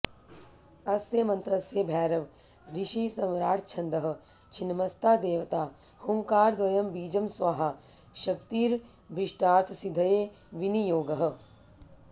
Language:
Sanskrit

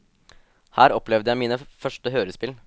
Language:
Norwegian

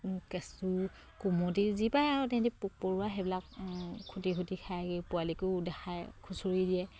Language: Assamese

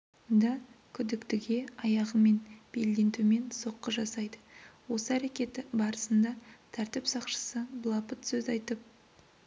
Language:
Kazakh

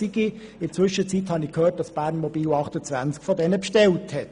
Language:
Swiss German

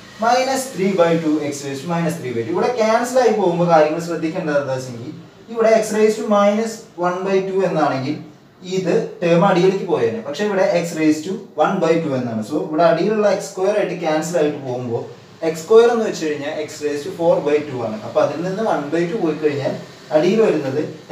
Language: Portuguese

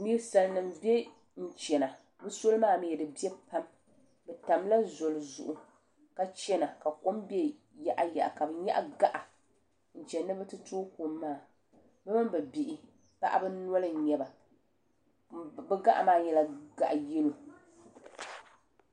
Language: Dagbani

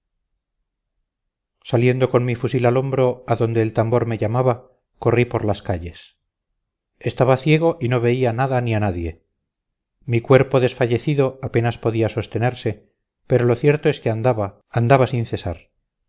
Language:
Spanish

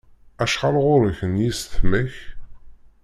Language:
Kabyle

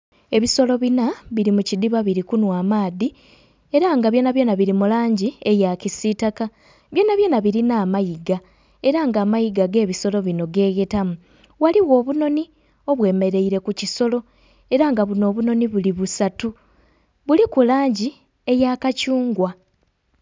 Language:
Soga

